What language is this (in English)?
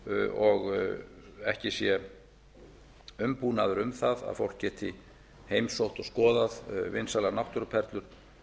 Icelandic